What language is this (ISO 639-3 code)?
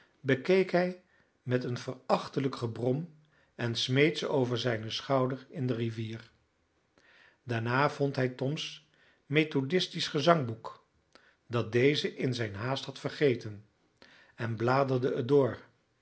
nld